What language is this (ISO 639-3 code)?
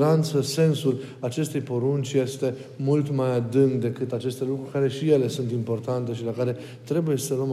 ron